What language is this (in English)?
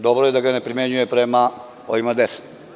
Serbian